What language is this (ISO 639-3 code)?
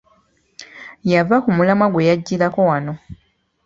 lug